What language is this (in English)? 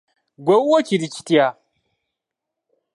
Ganda